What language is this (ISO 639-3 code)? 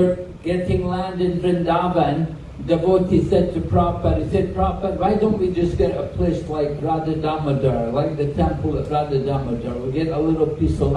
eng